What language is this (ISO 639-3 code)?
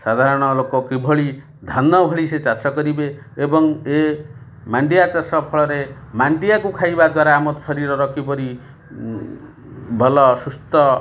ori